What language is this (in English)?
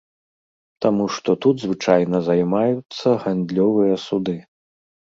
Belarusian